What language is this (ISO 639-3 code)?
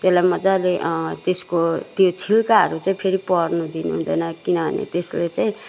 nep